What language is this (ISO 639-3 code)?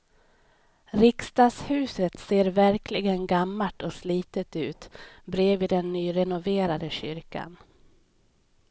swe